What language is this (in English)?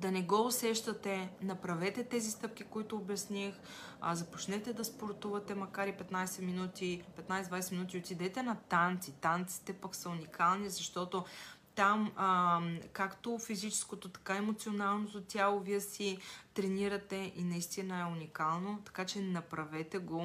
Bulgarian